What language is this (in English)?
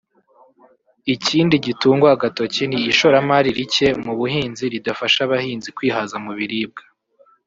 Kinyarwanda